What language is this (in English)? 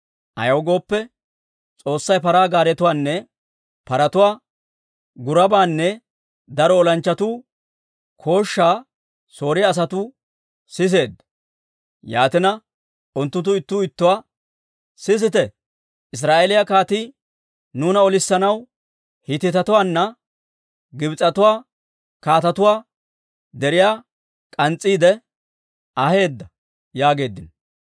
Dawro